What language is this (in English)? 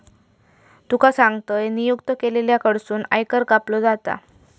Marathi